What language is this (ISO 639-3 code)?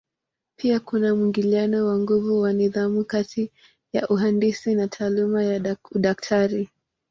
swa